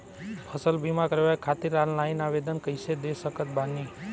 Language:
Bhojpuri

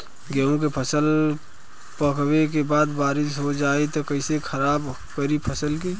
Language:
Bhojpuri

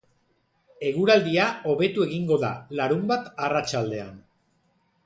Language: Basque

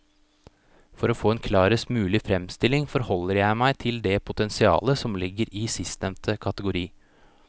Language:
Norwegian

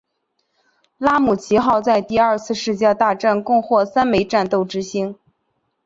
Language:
Chinese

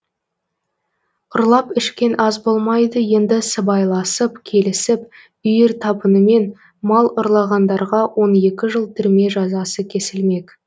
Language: Kazakh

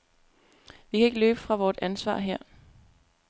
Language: Danish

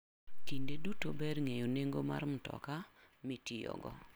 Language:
Luo (Kenya and Tanzania)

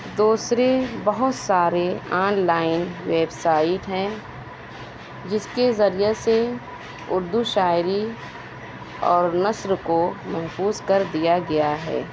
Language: Urdu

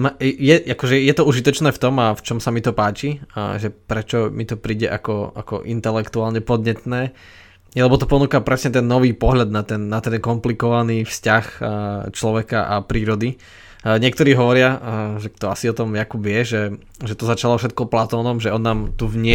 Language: Slovak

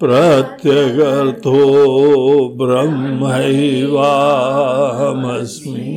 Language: Hindi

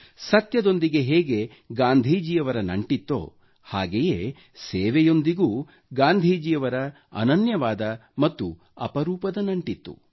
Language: Kannada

